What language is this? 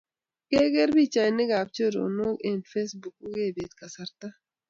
Kalenjin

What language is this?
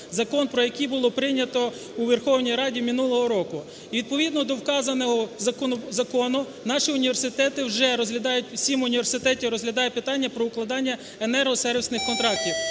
Ukrainian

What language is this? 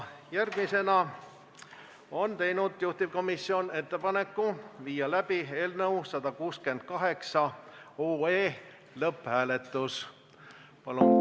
Estonian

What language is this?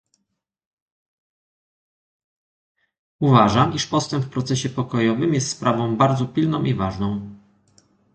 Polish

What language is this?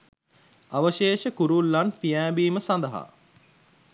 Sinhala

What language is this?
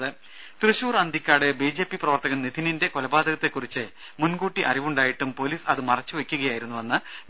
Malayalam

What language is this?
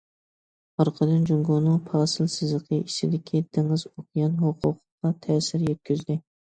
Uyghur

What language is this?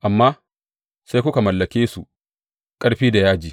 Hausa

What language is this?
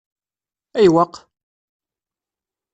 Kabyle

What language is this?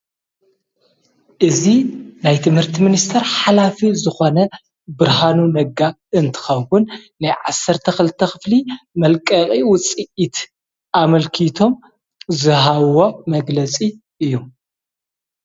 Tigrinya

